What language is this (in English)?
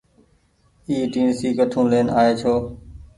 Goaria